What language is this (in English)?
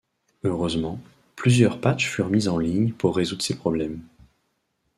French